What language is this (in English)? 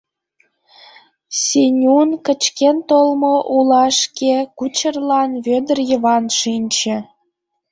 Mari